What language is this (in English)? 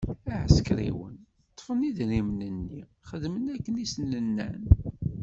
Kabyle